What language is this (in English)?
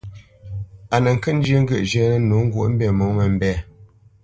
Bamenyam